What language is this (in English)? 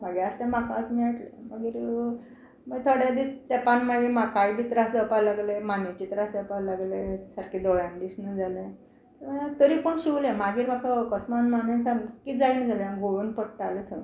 Konkani